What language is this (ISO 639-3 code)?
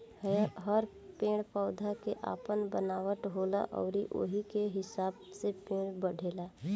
bho